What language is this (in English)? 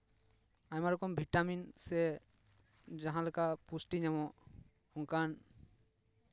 Santali